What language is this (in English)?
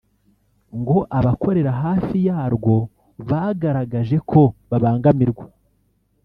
Kinyarwanda